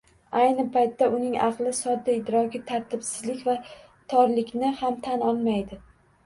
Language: Uzbek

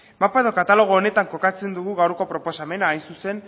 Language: Basque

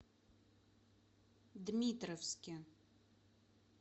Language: Russian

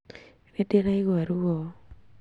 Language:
Kikuyu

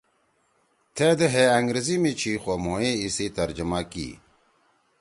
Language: Torwali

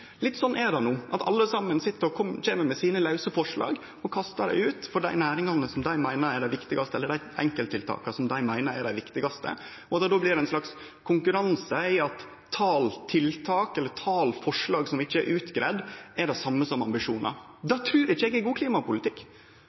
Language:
Norwegian Nynorsk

